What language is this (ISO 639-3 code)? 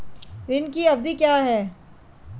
hin